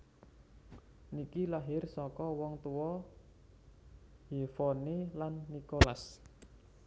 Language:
Javanese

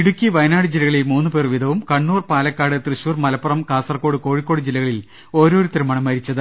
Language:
Malayalam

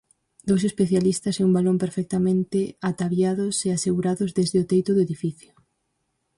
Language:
Galician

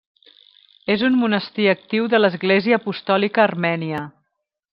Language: Catalan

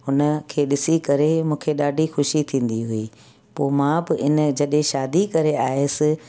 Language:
Sindhi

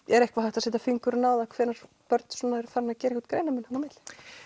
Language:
Icelandic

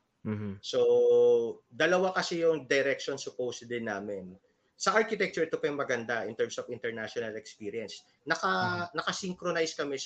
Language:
Filipino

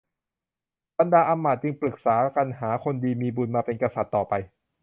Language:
Thai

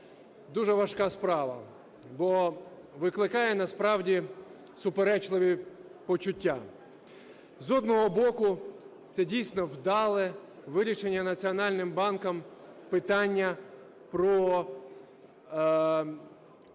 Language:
Ukrainian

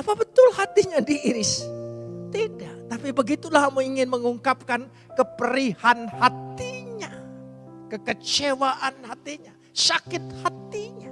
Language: Indonesian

